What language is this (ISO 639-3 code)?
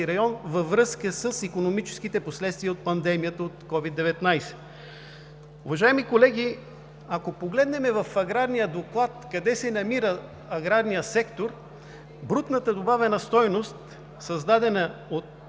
bul